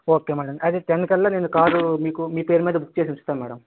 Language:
Telugu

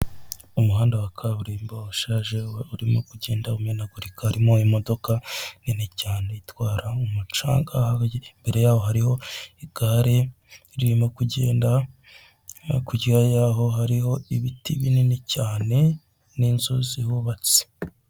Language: Kinyarwanda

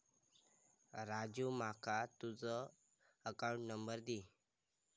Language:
Marathi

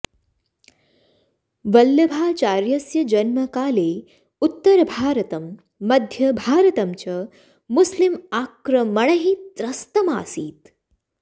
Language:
Sanskrit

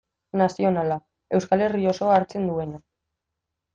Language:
Basque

